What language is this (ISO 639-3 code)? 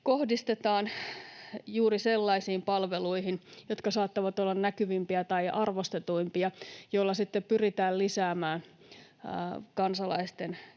fin